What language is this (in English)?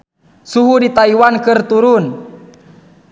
Sundanese